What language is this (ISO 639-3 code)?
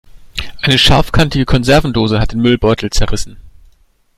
deu